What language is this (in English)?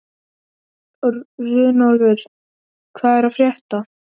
Icelandic